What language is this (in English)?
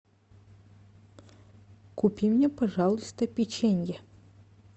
Russian